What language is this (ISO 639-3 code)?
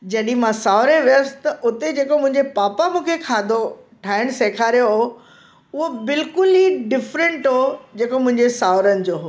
snd